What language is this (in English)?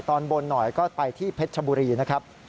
Thai